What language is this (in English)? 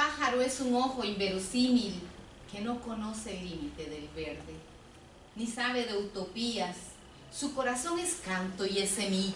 Spanish